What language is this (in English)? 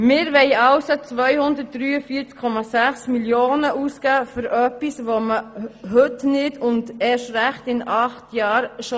Swiss German